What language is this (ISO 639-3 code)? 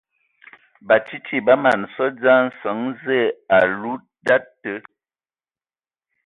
ewo